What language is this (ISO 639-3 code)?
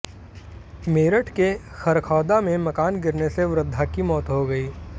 hin